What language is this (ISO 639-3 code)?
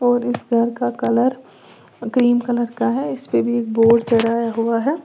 hin